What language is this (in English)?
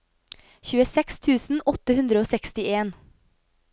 Norwegian